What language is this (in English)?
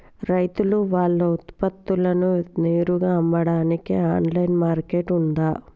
Telugu